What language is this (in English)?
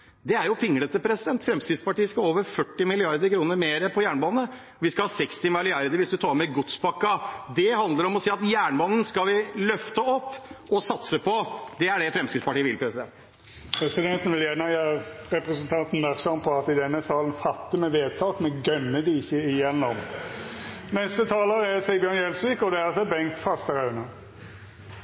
Norwegian